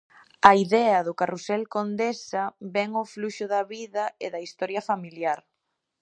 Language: Galician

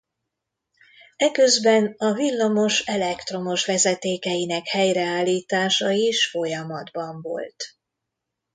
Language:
Hungarian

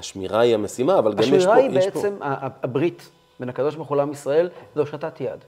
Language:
Hebrew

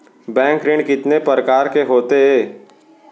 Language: Chhattisgarhi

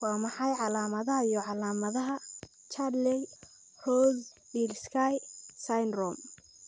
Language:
Somali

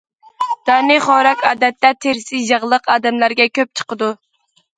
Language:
Uyghur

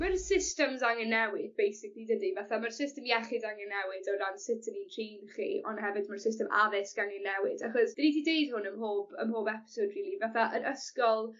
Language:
Welsh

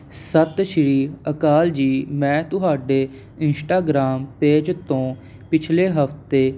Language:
Punjabi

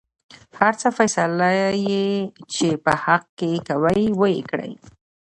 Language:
Pashto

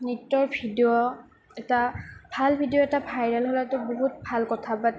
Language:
Assamese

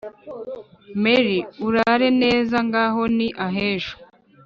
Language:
Kinyarwanda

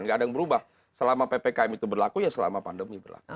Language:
Indonesian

